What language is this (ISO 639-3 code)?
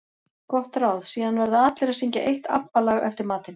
isl